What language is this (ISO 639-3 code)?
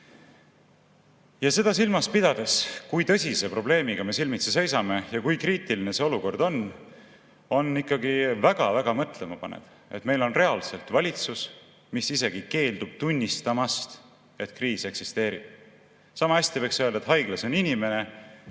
est